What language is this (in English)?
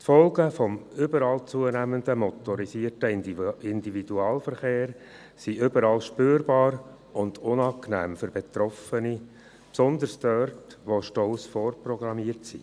Swiss German